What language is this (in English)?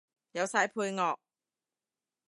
Cantonese